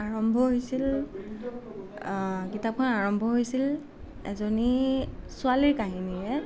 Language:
Assamese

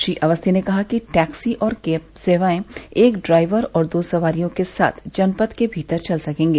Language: Hindi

